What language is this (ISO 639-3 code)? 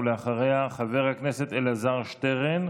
heb